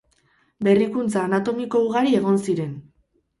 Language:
Basque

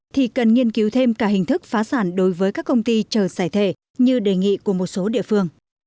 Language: Vietnamese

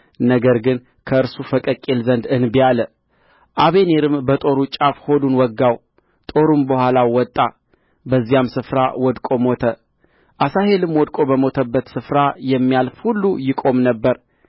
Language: Amharic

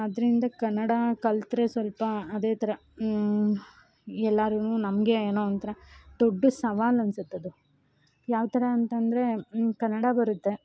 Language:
Kannada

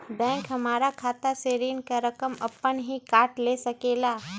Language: Magahi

